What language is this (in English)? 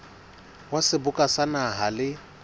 Southern Sotho